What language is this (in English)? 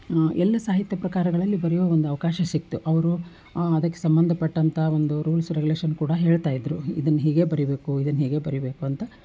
Kannada